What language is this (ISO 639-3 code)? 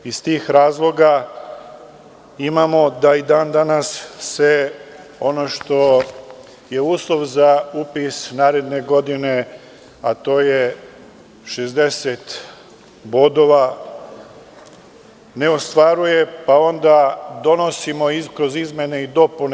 srp